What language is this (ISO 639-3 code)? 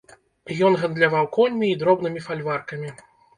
bel